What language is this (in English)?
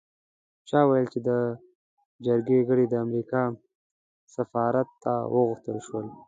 Pashto